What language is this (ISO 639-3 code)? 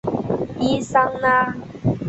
zho